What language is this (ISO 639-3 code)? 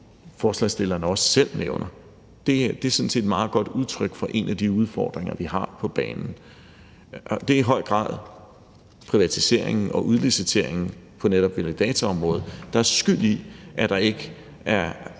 dan